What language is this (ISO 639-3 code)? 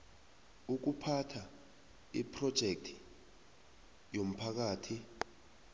nbl